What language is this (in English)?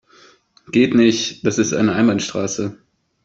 German